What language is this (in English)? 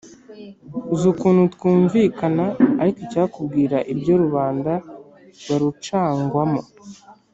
Kinyarwanda